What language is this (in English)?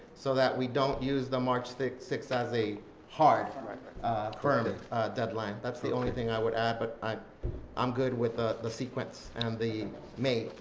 English